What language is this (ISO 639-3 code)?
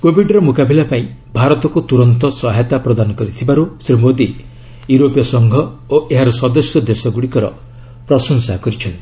ori